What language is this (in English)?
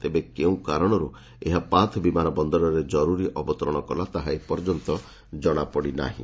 Odia